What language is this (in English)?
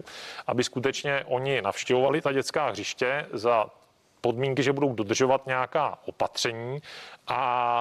Czech